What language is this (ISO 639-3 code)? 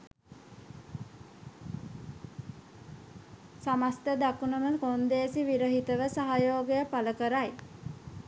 sin